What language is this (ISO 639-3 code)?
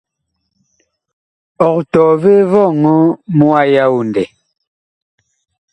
bkh